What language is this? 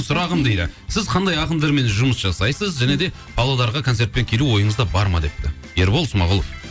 Kazakh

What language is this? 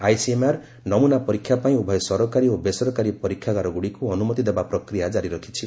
Odia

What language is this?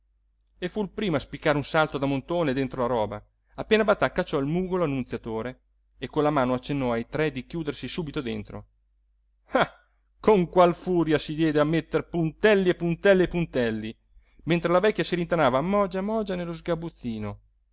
Italian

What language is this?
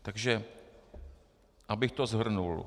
Czech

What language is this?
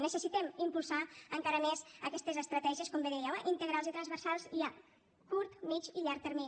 Catalan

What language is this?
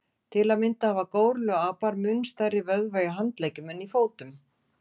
Icelandic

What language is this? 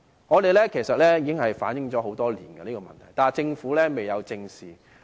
Cantonese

